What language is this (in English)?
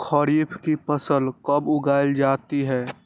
Magahi